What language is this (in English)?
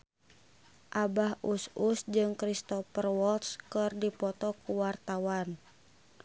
Sundanese